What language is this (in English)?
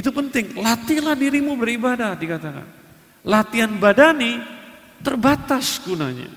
Indonesian